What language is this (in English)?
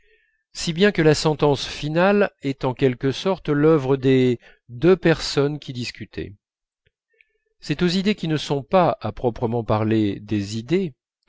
French